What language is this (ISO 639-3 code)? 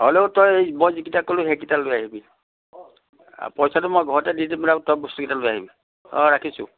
asm